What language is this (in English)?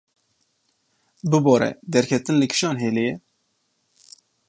Kurdish